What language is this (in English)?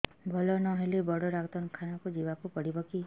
Odia